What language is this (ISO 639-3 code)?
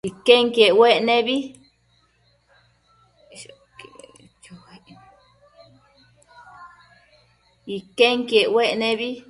mcf